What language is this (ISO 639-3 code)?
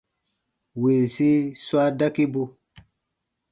bba